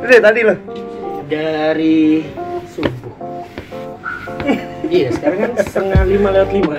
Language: Indonesian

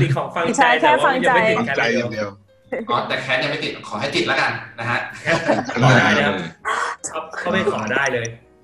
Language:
Thai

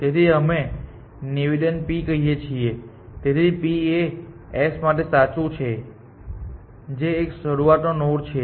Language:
Gujarati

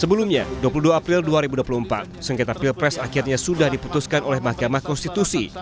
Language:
Indonesian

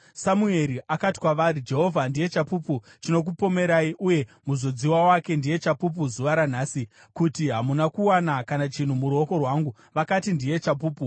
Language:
Shona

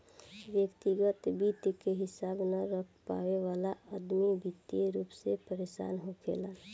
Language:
Bhojpuri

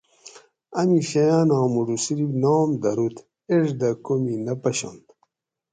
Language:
Gawri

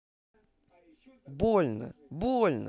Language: Russian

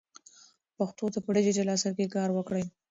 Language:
Pashto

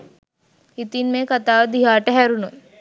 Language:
Sinhala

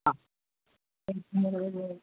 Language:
Telugu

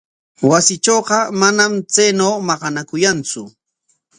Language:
Corongo Ancash Quechua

